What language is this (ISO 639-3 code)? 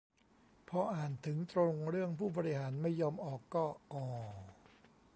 tha